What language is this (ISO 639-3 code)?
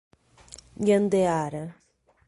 por